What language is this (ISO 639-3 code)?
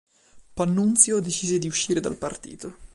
ita